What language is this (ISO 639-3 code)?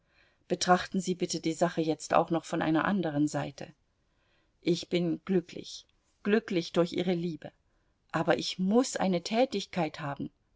deu